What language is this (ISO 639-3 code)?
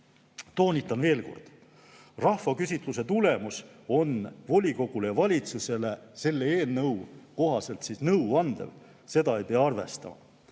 est